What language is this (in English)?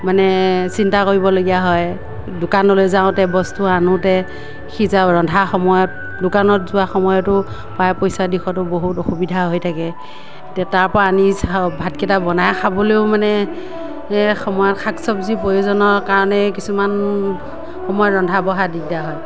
Assamese